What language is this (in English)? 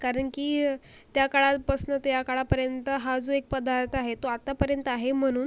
Marathi